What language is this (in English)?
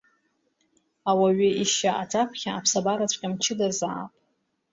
Abkhazian